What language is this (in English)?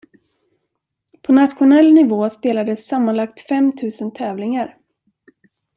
Swedish